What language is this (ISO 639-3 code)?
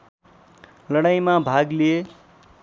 nep